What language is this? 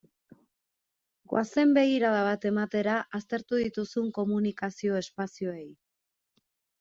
Basque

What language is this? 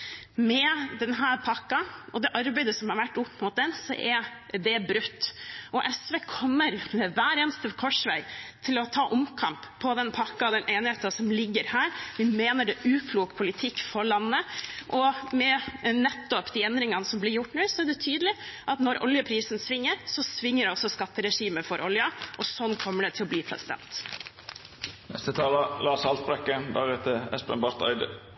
Norwegian Bokmål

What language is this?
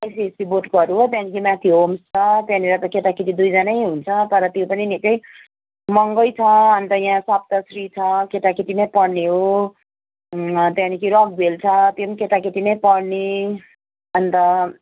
Nepali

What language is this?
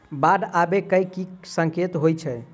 Maithili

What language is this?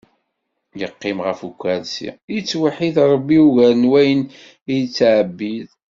Kabyle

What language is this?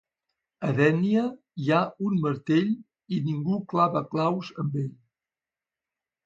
Catalan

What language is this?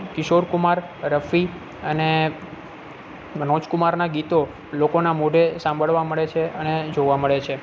Gujarati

